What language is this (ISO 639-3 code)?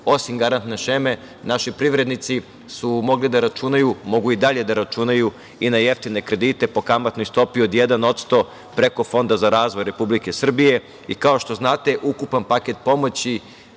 srp